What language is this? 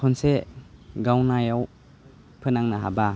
Bodo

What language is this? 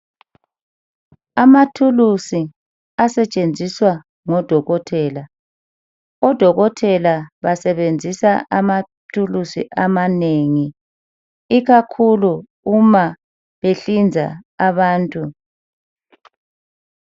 North Ndebele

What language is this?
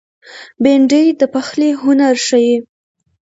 Pashto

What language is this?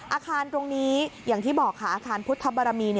Thai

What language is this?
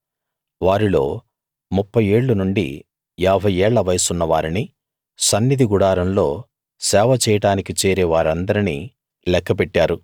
Telugu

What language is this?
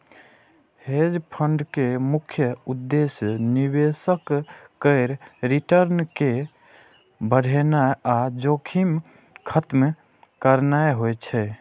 Maithili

